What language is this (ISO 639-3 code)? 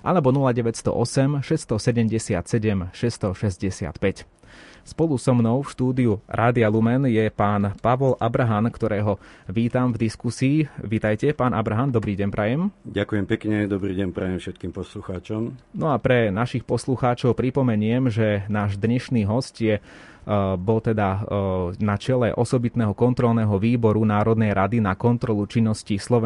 slk